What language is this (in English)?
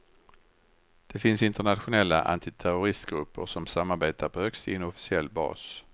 Swedish